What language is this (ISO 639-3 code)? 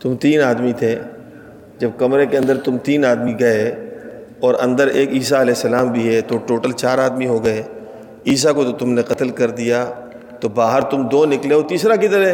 urd